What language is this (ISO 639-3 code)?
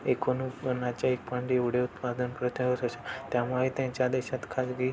mar